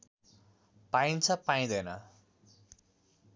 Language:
Nepali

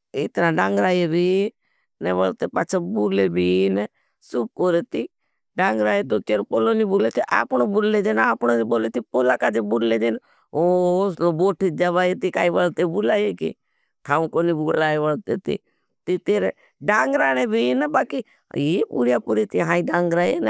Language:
Bhili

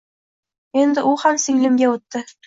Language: Uzbek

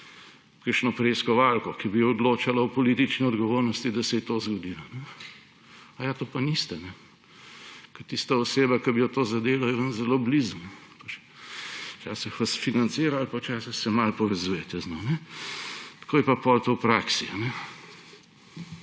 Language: Slovenian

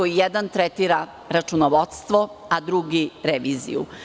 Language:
Serbian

